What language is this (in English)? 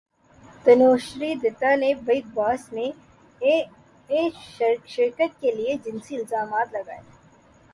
Urdu